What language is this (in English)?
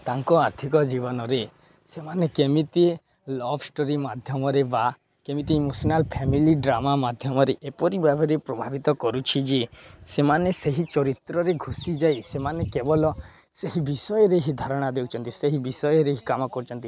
Odia